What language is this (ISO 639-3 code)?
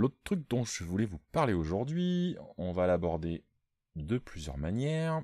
fra